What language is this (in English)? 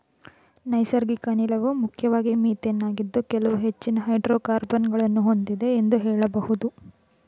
Kannada